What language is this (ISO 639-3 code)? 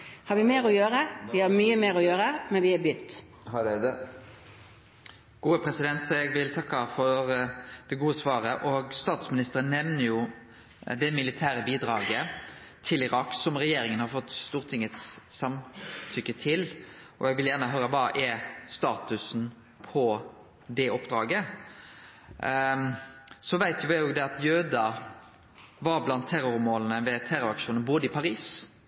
nor